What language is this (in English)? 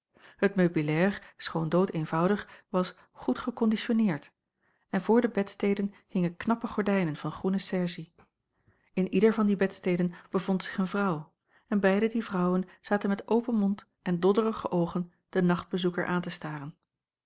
Dutch